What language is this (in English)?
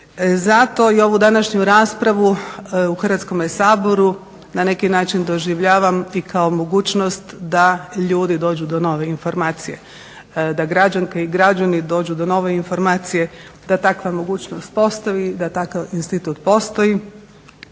Croatian